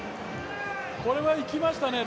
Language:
Japanese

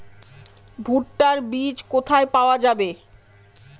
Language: Bangla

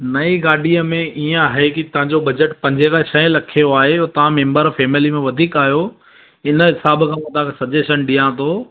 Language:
Sindhi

